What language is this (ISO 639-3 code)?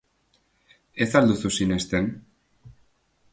eus